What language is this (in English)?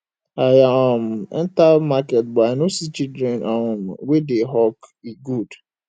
Nigerian Pidgin